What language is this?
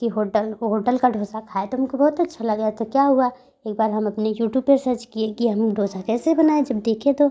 Hindi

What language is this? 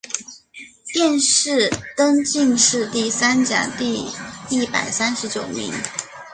Chinese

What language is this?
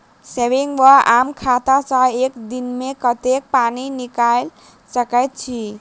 Maithili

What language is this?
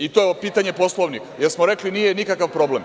Serbian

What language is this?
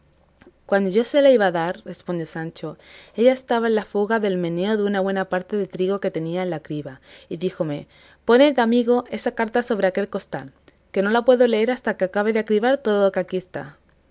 Spanish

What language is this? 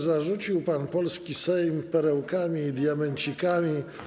Polish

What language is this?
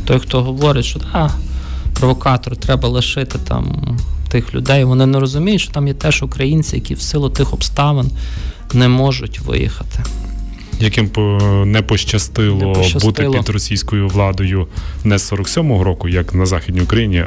Ukrainian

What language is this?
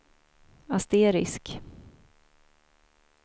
Swedish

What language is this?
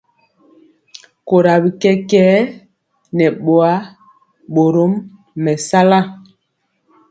Mpiemo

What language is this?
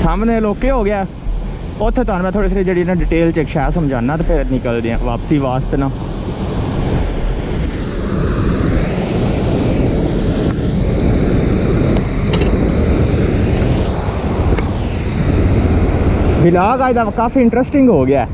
Hindi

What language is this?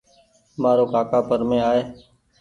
Goaria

